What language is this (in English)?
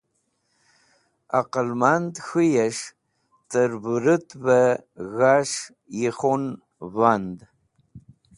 Wakhi